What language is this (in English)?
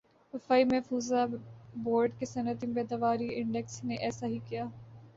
Urdu